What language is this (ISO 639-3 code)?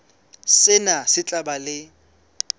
sot